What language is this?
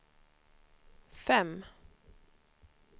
Swedish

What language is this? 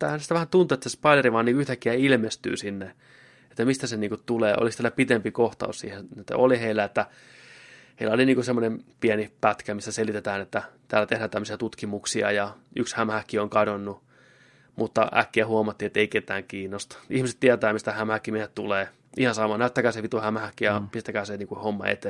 Finnish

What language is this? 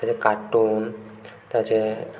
Odia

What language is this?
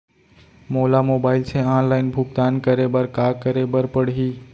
Chhattisgarhi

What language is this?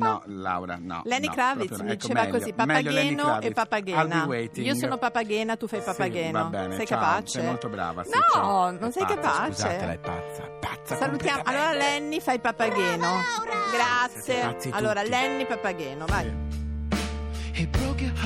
Italian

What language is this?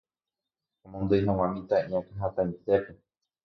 Guarani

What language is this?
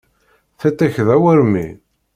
Kabyle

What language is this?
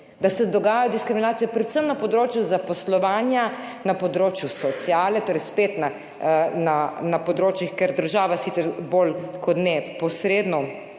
Slovenian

